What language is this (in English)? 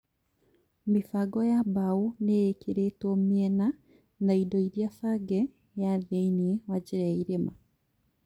Kikuyu